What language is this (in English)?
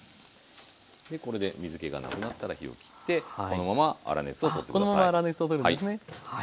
Japanese